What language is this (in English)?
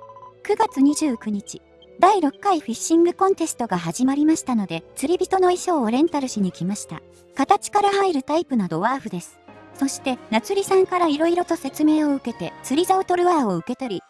Japanese